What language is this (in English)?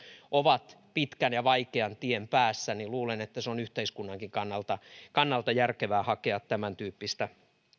Finnish